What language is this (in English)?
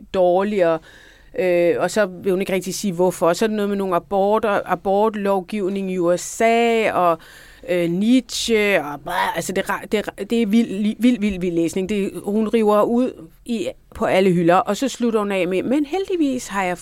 Danish